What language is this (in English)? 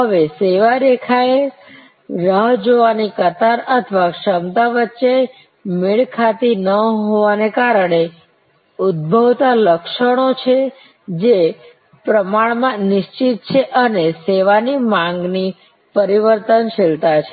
Gujarati